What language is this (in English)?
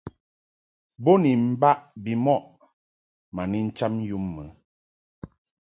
Mungaka